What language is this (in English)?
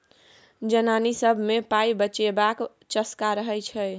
Maithili